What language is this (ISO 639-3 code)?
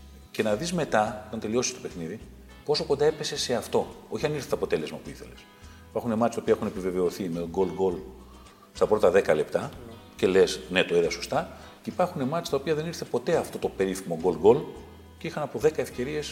ell